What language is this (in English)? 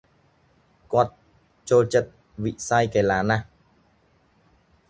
Khmer